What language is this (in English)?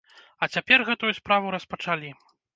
Belarusian